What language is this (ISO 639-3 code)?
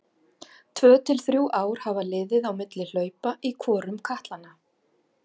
isl